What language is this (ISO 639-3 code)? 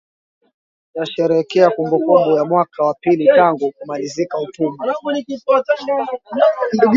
swa